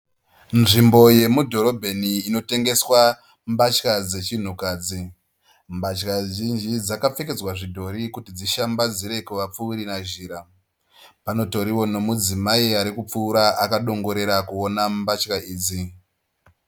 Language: Shona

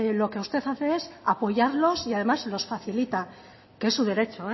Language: Spanish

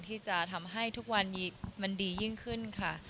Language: Thai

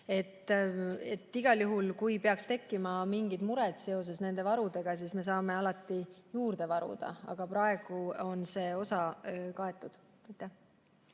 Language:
Estonian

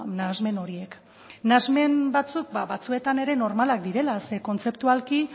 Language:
Basque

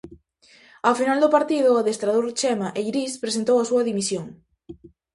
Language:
Galician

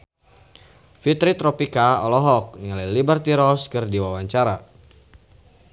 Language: Sundanese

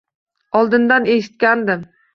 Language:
Uzbek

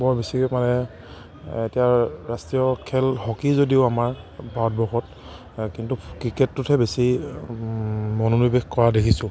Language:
Assamese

